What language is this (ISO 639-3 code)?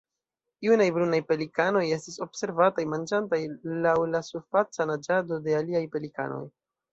epo